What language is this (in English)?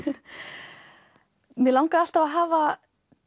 Icelandic